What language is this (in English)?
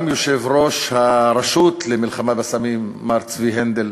Hebrew